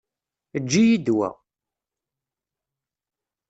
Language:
Kabyle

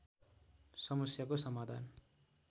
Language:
Nepali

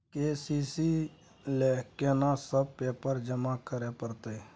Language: Maithili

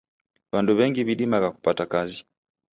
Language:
Taita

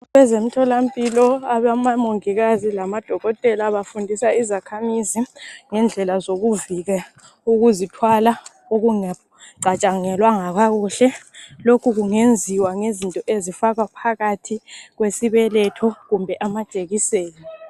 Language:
North Ndebele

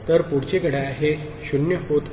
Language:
Marathi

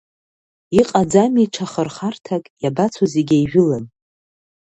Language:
Abkhazian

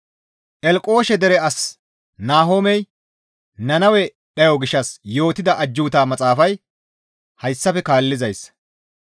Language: Gamo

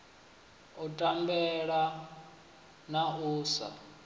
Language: Venda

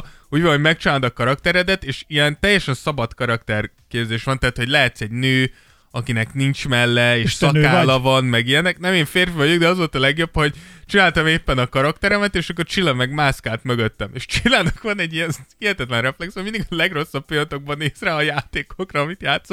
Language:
Hungarian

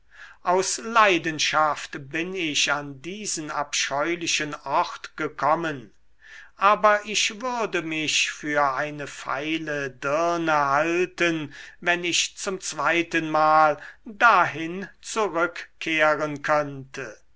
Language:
German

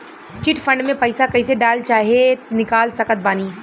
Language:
Bhojpuri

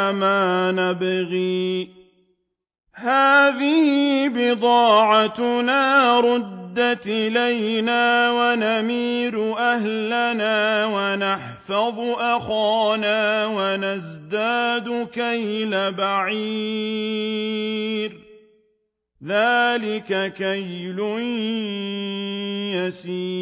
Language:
Arabic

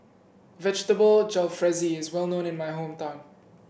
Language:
English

